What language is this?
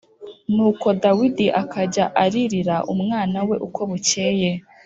Kinyarwanda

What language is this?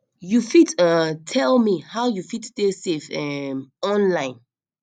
Nigerian Pidgin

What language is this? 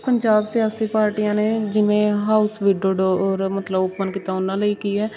Punjabi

